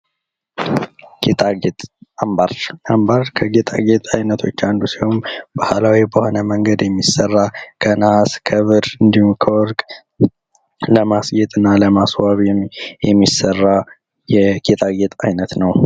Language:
Amharic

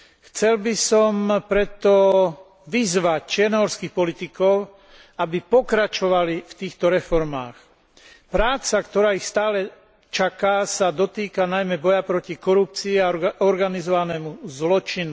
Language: Slovak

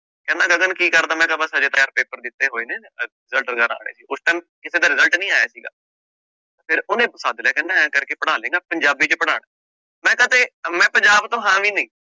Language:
Punjabi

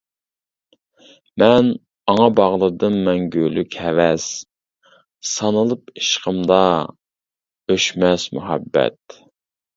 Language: Uyghur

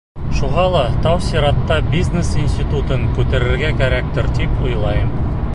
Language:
Bashkir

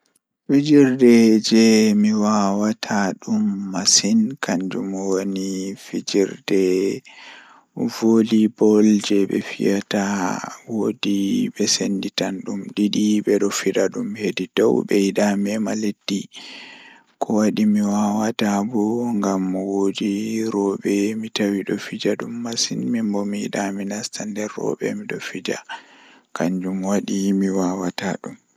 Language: Fula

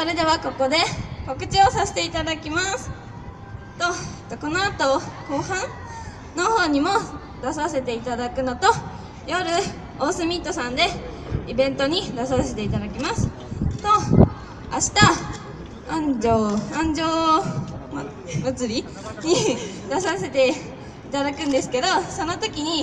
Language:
Japanese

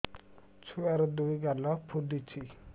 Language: Odia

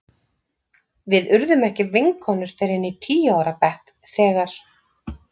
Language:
Icelandic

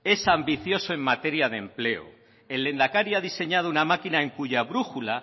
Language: Spanish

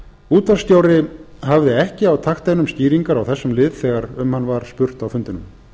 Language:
Icelandic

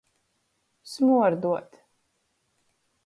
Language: Latgalian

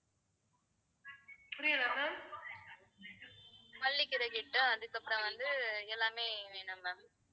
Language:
Tamil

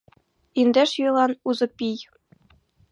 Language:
Mari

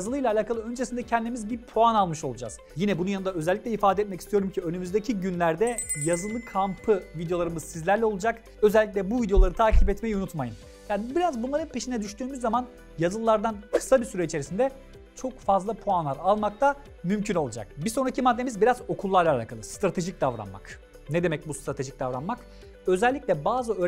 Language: Turkish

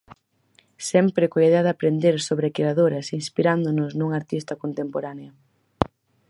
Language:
Galician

